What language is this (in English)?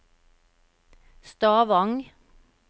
Norwegian